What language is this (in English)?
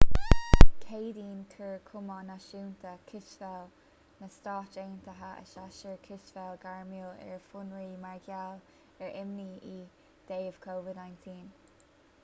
Irish